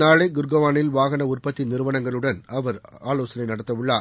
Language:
Tamil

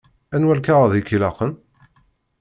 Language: Kabyle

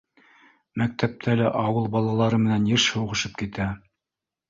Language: Bashkir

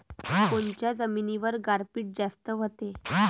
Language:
Marathi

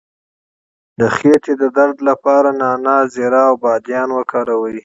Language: Pashto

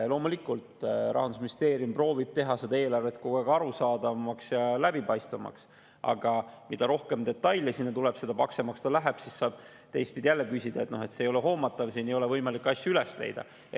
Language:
Estonian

